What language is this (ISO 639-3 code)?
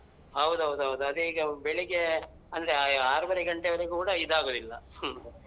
kan